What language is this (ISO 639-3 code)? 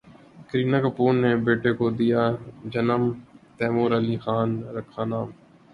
urd